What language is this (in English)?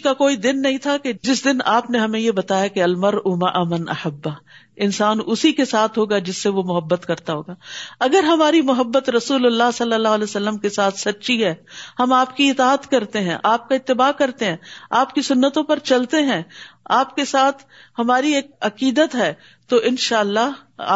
Urdu